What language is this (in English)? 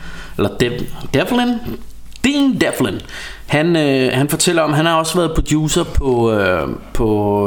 Danish